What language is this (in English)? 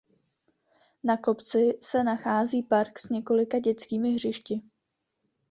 Czech